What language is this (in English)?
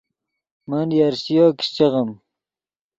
Yidgha